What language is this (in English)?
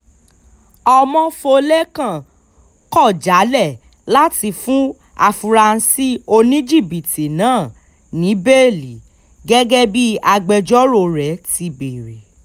Yoruba